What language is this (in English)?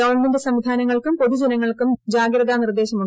Malayalam